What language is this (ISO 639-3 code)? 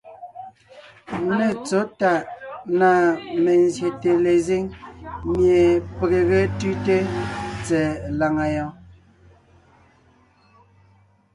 nnh